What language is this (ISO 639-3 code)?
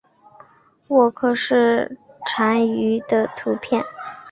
zho